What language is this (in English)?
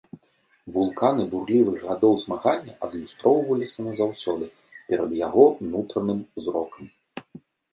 Belarusian